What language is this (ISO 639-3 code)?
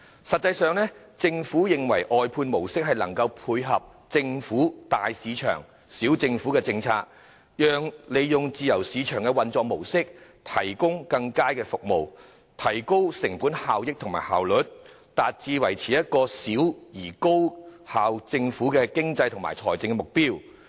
yue